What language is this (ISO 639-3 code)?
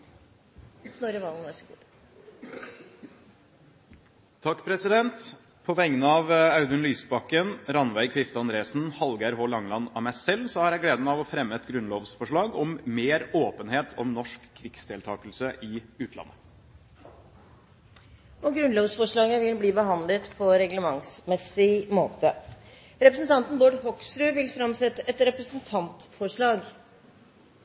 nno